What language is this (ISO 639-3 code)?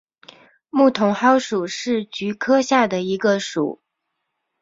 zho